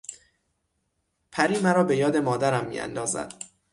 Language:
Persian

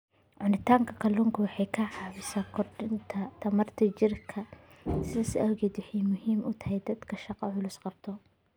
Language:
Somali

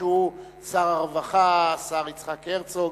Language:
Hebrew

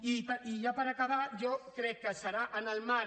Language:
Catalan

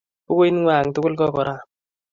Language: Kalenjin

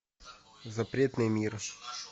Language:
Russian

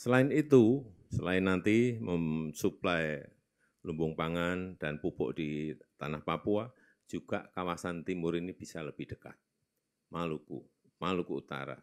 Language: Indonesian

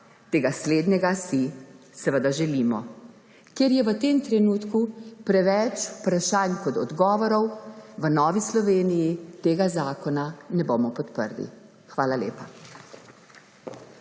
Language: Slovenian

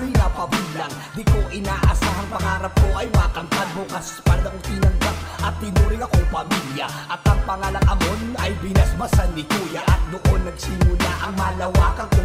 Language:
Filipino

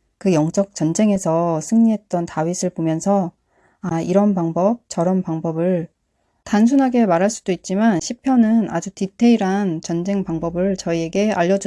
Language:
Korean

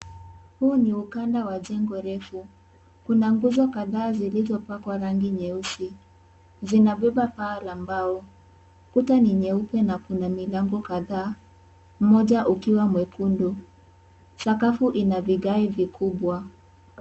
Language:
Swahili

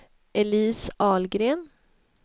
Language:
Swedish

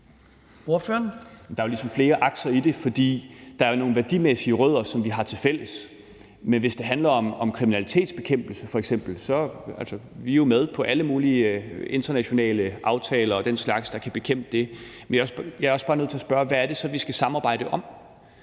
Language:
Danish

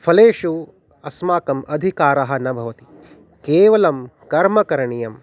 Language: Sanskrit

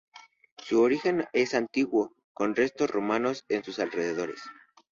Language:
Spanish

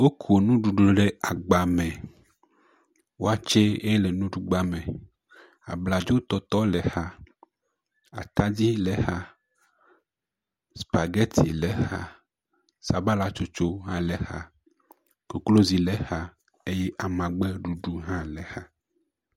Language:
Ewe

